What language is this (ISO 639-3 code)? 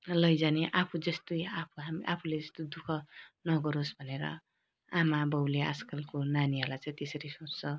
nep